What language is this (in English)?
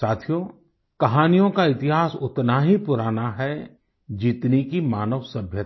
Hindi